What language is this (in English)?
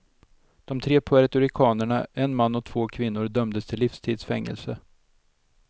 Swedish